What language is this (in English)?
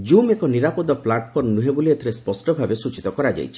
Odia